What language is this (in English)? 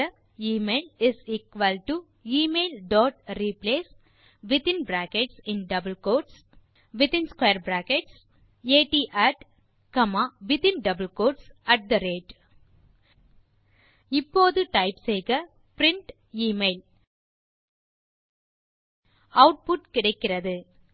Tamil